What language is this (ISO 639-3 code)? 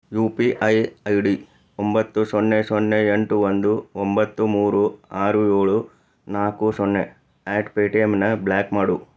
kan